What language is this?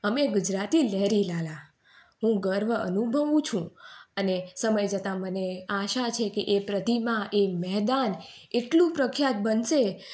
Gujarati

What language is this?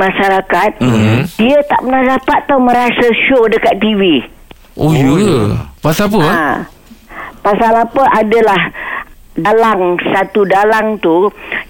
Malay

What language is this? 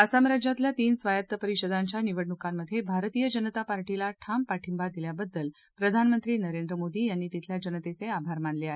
Marathi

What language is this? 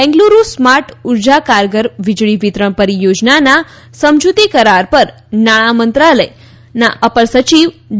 Gujarati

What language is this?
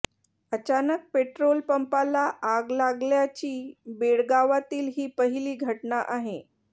Marathi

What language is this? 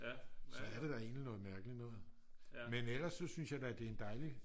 Danish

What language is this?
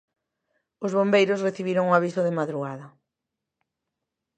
Galician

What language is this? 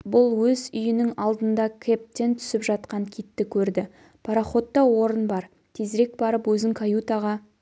Kazakh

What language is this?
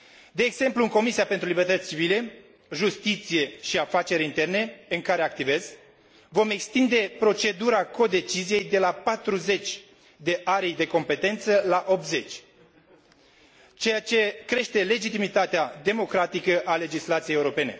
Romanian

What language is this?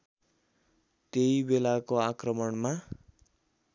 Nepali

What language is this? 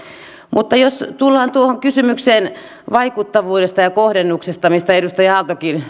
Finnish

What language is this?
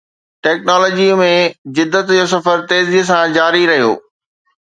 Sindhi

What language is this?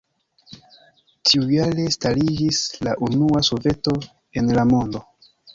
Esperanto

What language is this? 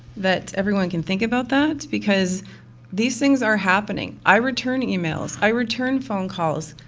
English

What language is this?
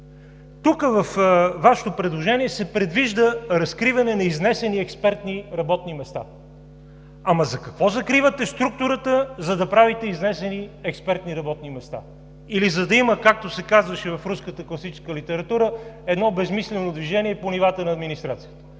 Bulgarian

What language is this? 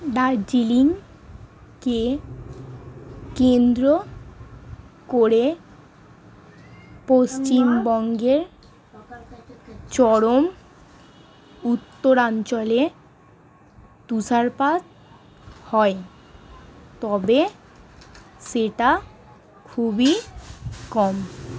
Bangla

